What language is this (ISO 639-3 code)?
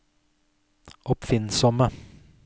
nor